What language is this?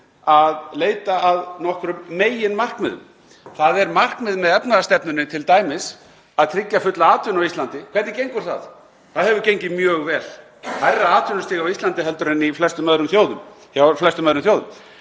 Icelandic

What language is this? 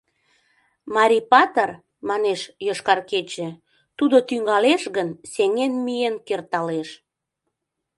Mari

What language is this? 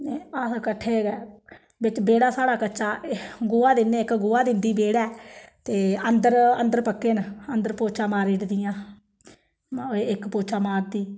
Dogri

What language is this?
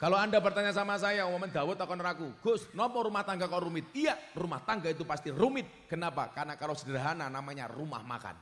Indonesian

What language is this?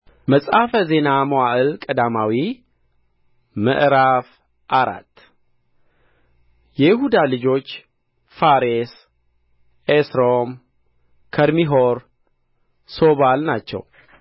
Amharic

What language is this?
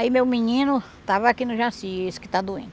Portuguese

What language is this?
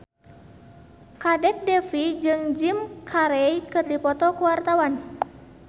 Sundanese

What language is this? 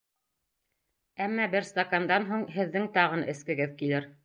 Bashkir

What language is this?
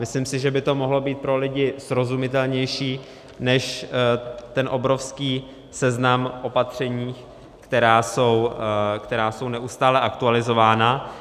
Czech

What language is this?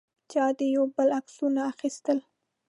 Pashto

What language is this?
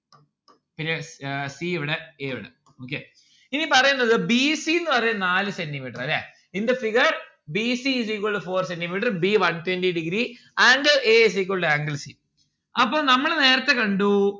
Malayalam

